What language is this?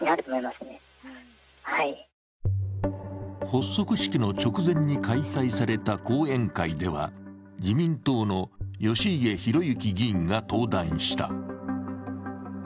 Japanese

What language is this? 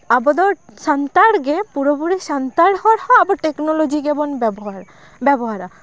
Santali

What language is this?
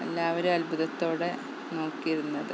Malayalam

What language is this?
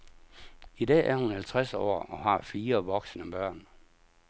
Danish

